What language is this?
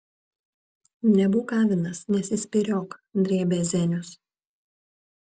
Lithuanian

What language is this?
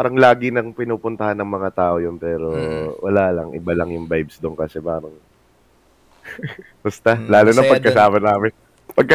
Filipino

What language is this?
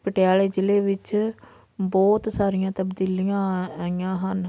Punjabi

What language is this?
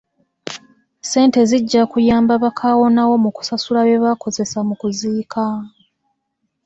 Ganda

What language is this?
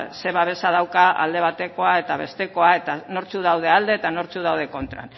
Basque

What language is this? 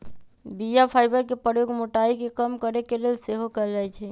Magahi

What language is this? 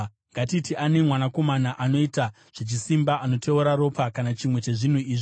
Shona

